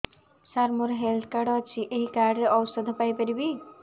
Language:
Odia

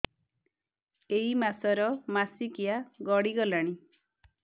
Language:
Odia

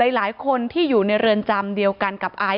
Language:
Thai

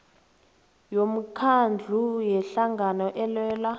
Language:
South Ndebele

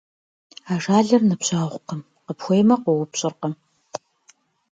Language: Kabardian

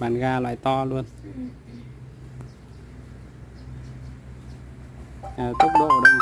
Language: Vietnamese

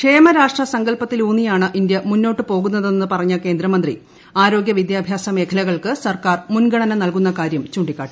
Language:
Malayalam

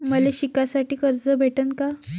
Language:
Marathi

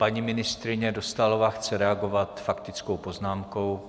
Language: Czech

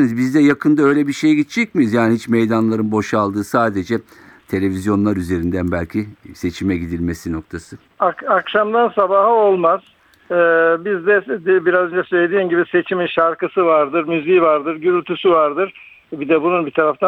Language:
Turkish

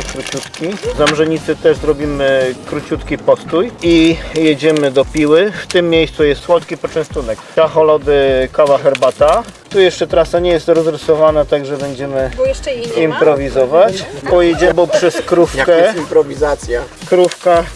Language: Polish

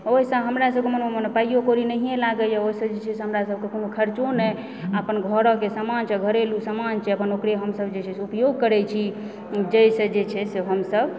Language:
Maithili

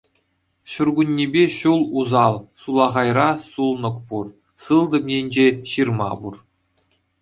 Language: Chuvash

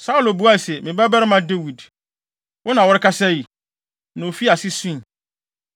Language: Akan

